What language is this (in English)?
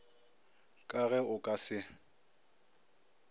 Northern Sotho